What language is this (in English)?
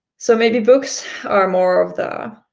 English